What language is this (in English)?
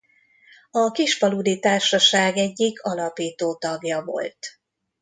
Hungarian